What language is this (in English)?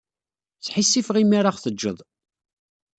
Kabyle